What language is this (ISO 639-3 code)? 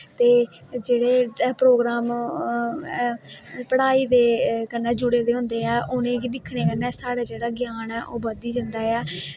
doi